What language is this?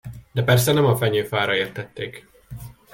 Hungarian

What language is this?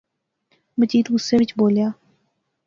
Pahari-Potwari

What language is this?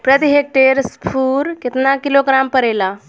Bhojpuri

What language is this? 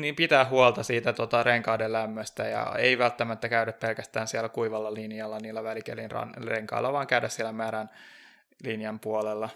Finnish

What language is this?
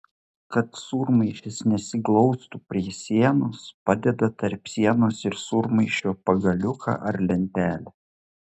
Lithuanian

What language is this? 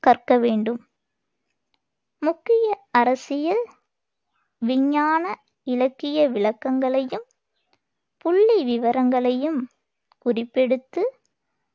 Tamil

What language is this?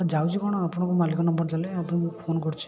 Odia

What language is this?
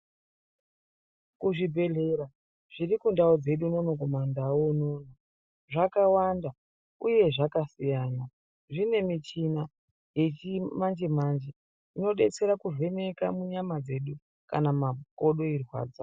Ndau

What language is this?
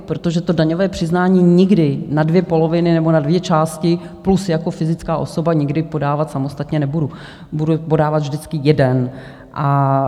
Czech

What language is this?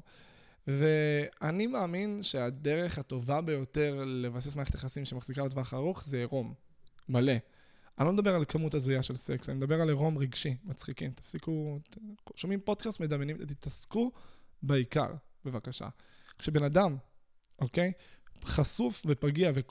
Hebrew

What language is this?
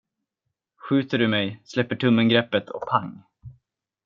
Swedish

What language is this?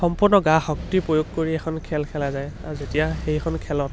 Assamese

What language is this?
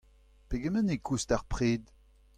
Breton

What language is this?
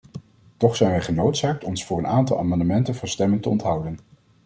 Dutch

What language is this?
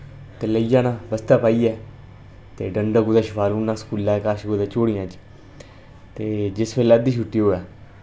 Dogri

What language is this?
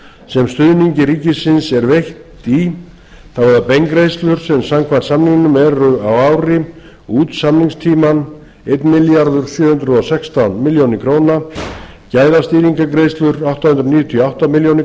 Icelandic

